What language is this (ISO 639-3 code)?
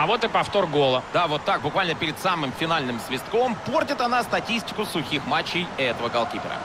rus